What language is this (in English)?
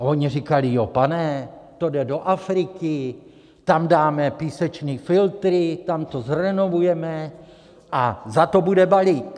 Czech